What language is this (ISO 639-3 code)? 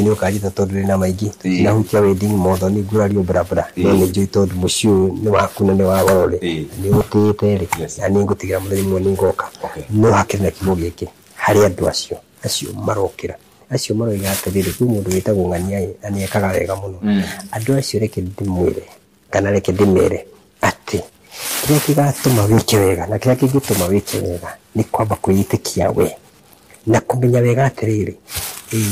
swa